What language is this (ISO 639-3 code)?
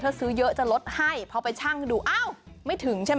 tha